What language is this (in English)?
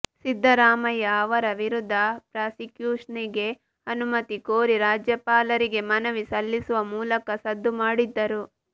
Kannada